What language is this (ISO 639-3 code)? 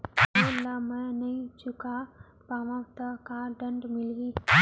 hne